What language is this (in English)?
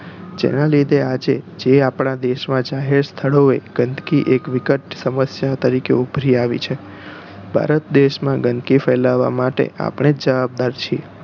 Gujarati